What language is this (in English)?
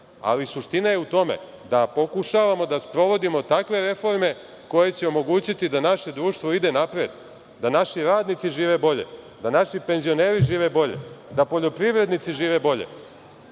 Serbian